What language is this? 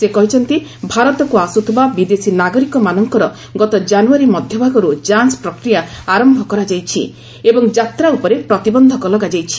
Odia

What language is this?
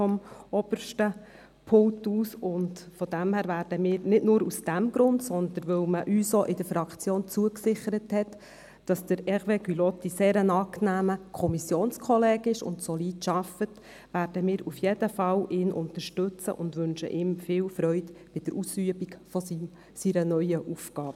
Swiss German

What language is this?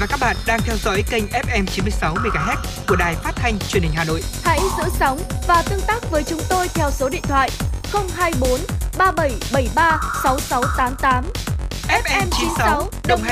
Vietnamese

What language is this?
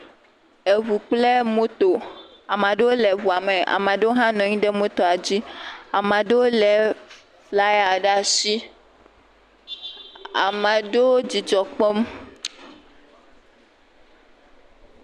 Ewe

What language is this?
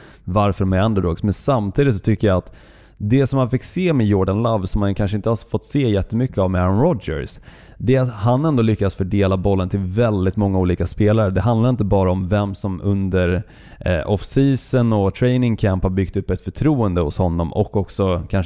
Swedish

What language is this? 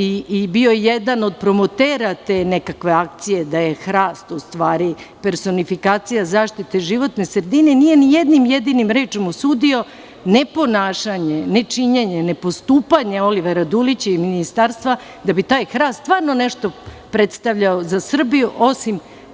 Serbian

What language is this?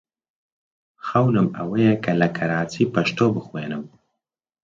Central Kurdish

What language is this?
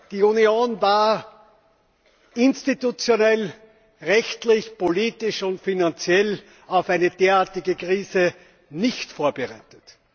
German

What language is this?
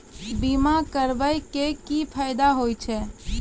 Maithili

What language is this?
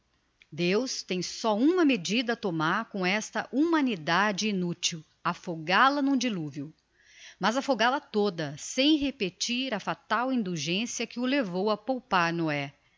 Portuguese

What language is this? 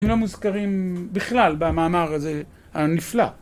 Hebrew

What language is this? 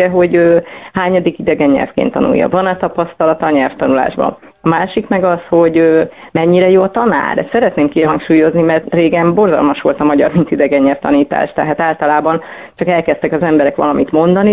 Hungarian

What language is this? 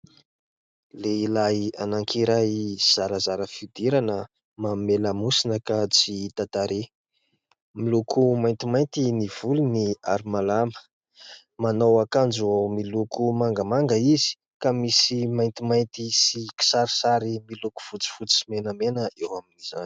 Malagasy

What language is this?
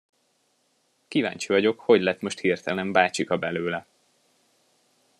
Hungarian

